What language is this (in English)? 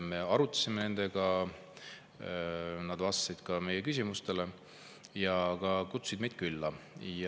Estonian